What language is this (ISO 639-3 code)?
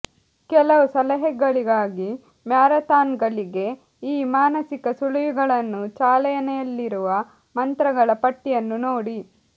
kan